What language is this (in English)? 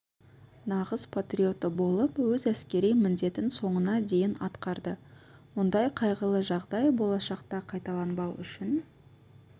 Kazakh